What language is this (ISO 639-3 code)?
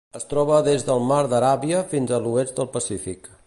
cat